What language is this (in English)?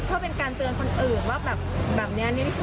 Thai